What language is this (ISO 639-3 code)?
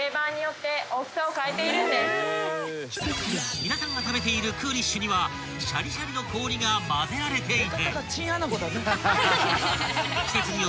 jpn